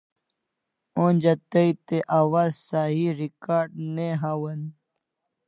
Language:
Kalasha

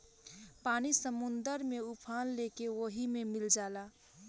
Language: Bhojpuri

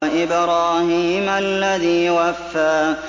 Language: Arabic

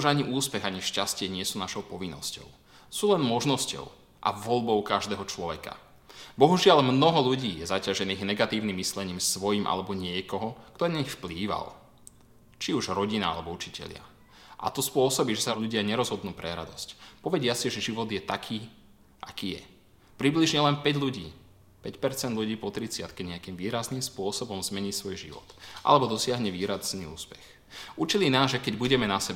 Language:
Slovak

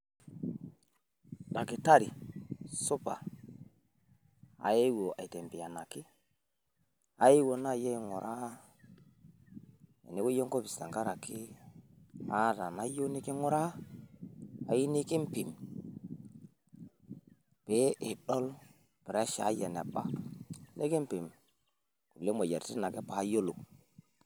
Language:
Masai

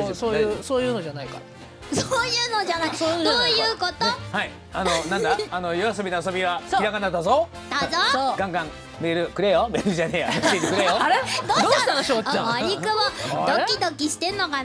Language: Japanese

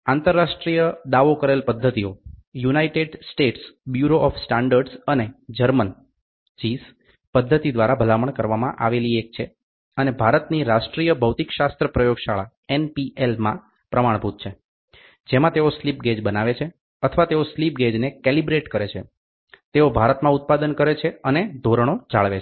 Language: Gujarati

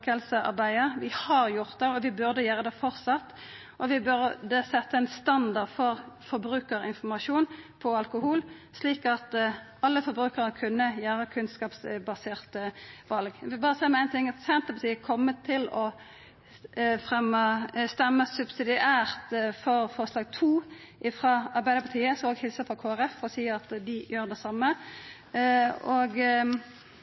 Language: Norwegian Nynorsk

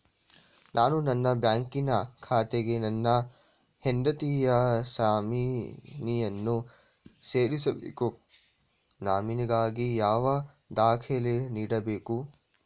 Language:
Kannada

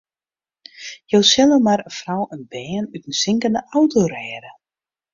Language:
Western Frisian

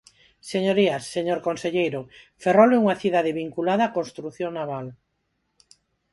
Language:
Galician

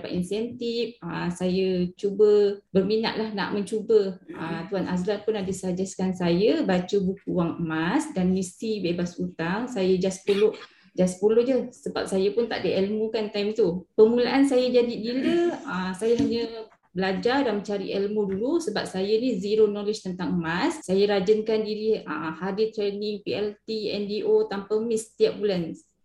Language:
Malay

